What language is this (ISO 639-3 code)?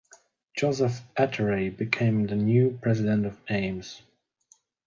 eng